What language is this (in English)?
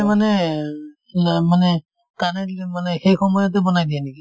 Assamese